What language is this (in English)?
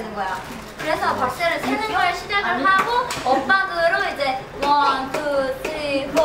Korean